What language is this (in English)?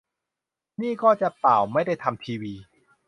Thai